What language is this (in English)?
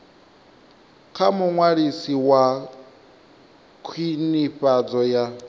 Venda